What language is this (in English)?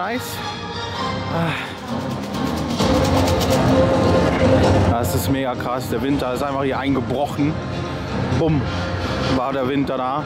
German